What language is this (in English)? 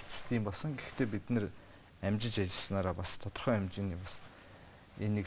Korean